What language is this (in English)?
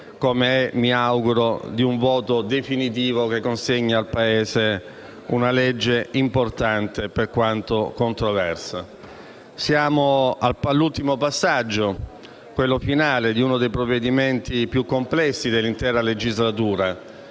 Italian